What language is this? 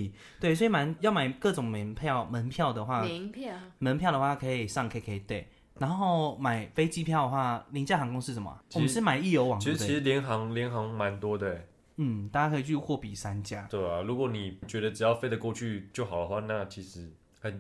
Chinese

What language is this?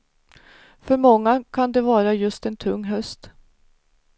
Swedish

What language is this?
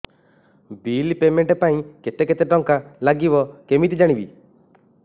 Odia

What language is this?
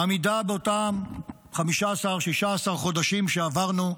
Hebrew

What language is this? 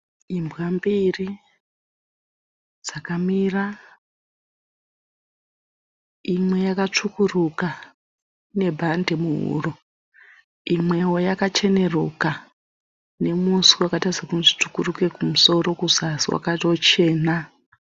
Shona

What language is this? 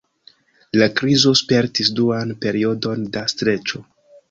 Esperanto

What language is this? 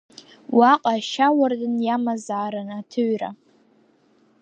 Abkhazian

